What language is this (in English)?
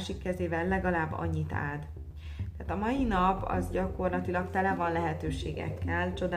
Hungarian